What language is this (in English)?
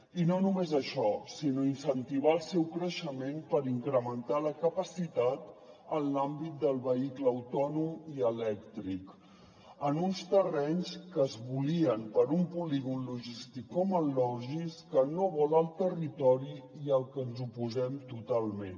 Catalan